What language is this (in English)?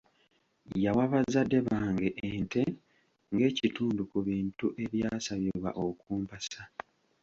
Ganda